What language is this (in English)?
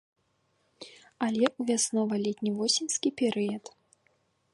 Belarusian